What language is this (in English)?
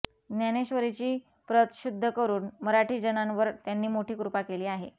Marathi